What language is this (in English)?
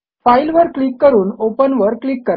Marathi